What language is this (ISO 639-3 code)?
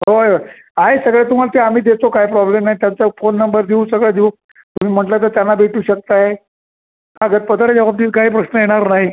mar